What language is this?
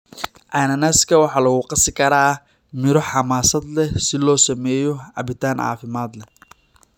Somali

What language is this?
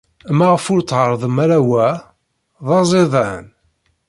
Kabyle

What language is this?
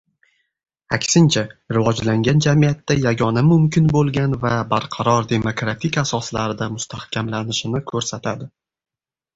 Uzbek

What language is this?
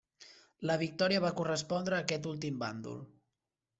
Catalan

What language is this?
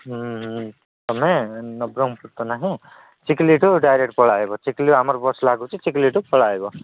Odia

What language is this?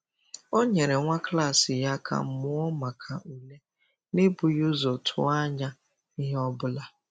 Igbo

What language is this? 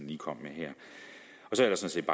Danish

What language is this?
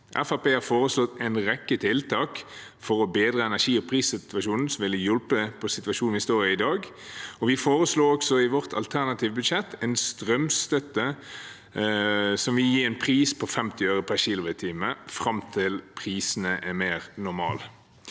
Norwegian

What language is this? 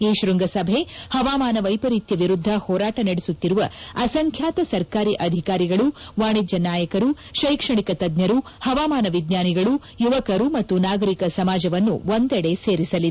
Kannada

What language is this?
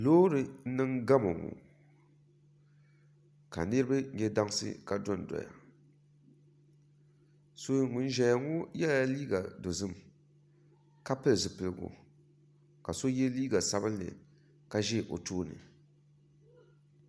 Dagbani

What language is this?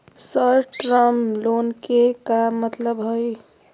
Magahi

